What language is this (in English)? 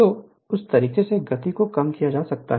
Hindi